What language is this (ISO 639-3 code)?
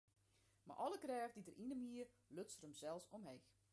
fry